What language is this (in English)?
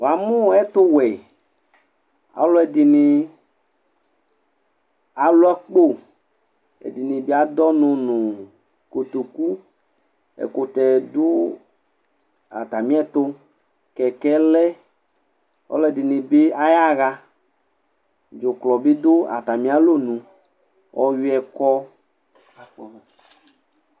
Ikposo